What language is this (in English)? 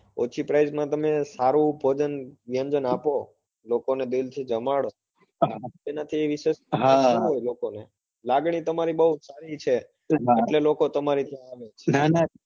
Gujarati